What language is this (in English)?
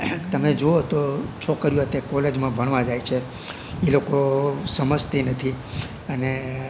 Gujarati